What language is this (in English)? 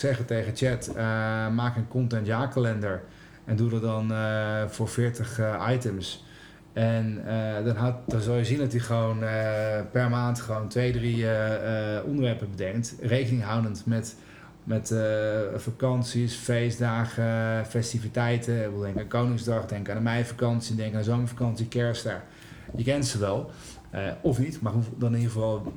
Dutch